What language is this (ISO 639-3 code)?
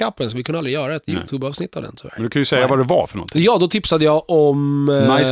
swe